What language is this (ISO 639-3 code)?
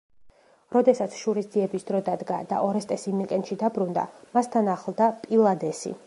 kat